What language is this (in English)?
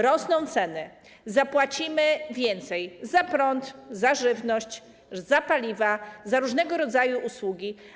Polish